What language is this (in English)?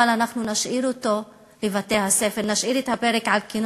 Hebrew